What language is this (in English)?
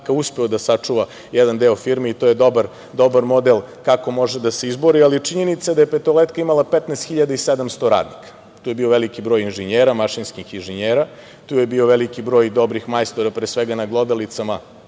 Serbian